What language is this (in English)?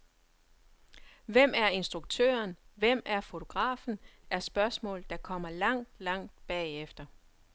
Danish